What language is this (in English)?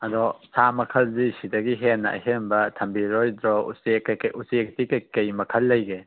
Manipuri